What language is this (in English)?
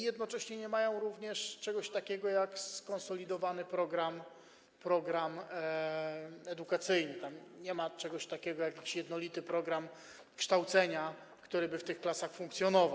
Polish